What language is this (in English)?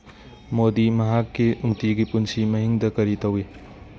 Manipuri